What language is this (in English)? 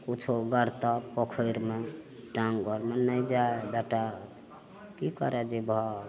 Maithili